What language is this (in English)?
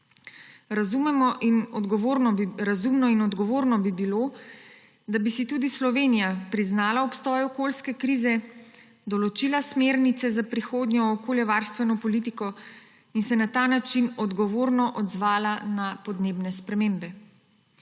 Slovenian